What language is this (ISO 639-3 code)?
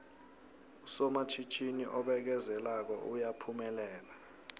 nbl